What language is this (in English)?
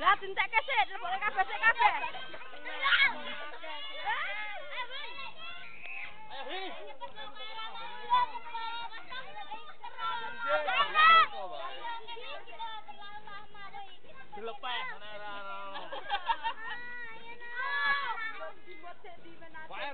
Indonesian